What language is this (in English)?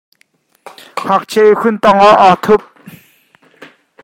Hakha Chin